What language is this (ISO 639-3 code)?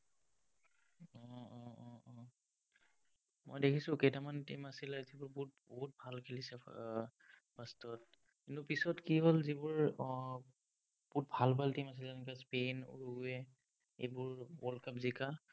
asm